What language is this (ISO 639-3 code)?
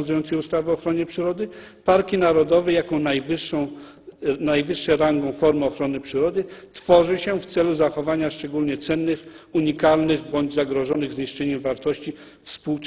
pol